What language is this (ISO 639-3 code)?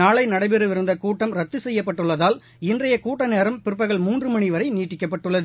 tam